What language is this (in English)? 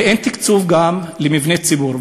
Hebrew